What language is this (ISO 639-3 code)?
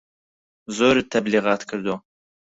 ckb